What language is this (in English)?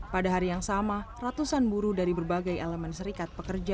Indonesian